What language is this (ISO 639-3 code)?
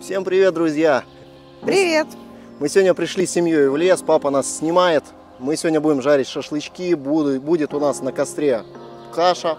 rus